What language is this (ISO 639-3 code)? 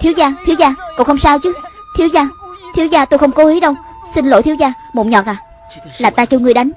vie